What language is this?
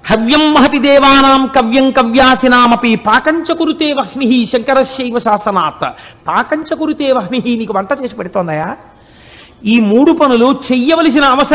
Telugu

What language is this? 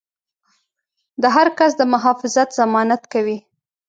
Pashto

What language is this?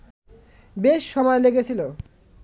Bangla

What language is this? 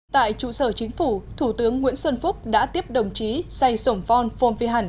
Vietnamese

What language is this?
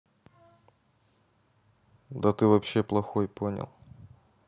Russian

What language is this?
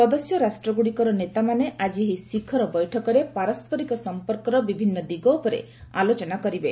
Odia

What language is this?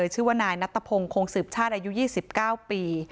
Thai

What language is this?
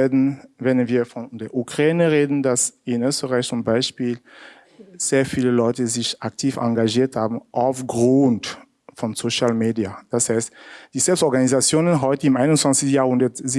German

